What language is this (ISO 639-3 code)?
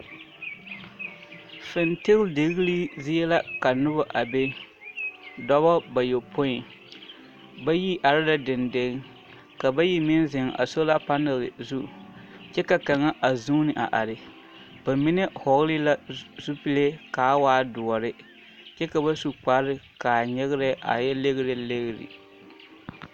dga